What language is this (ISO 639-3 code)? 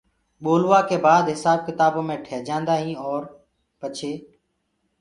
ggg